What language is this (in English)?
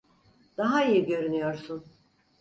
Turkish